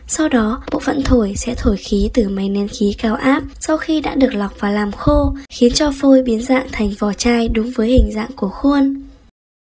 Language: Vietnamese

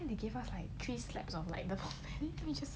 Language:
English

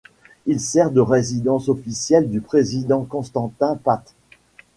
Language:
French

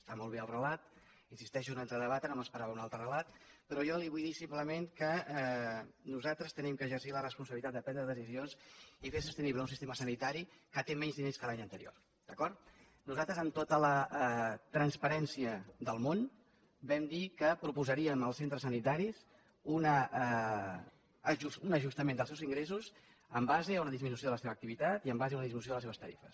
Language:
Catalan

